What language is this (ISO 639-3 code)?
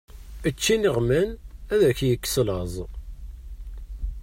kab